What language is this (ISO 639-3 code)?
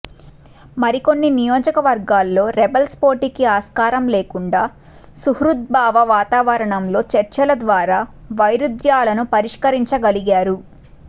tel